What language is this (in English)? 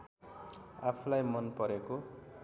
Nepali